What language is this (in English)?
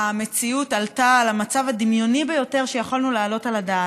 Hebrew